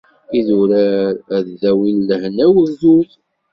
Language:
Kabyle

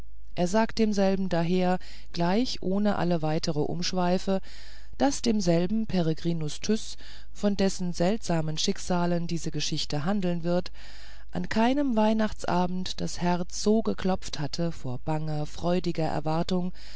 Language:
German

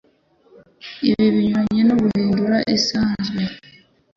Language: Kinyarwanda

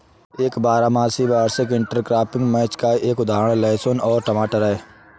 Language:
Hindi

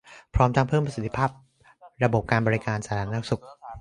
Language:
Thai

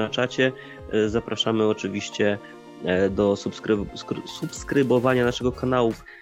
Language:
Polish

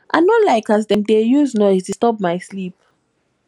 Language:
Nigerian Pidgin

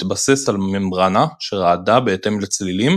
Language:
Hebrew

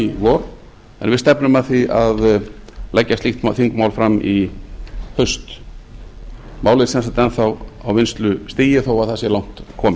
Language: Icelandic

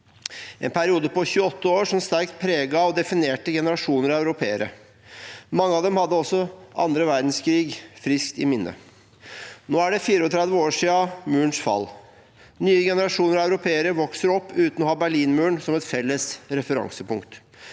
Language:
Norwegian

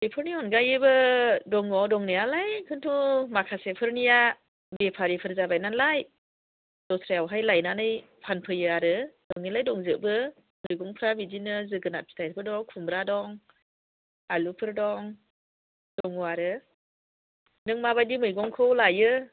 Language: Bodo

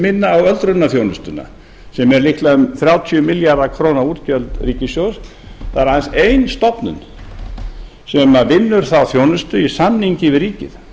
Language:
Icelandic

